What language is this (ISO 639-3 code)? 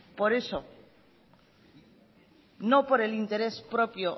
spa